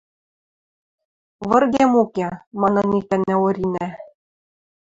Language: Western Mari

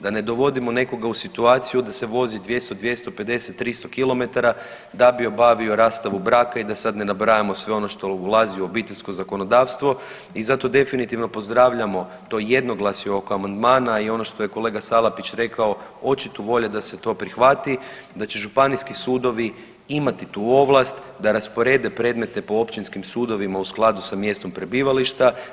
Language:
Croatian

